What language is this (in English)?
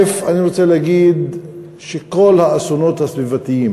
Hebrew